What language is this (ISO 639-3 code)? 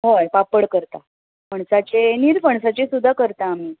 kok